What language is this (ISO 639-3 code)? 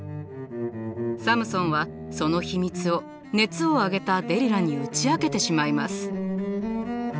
jpn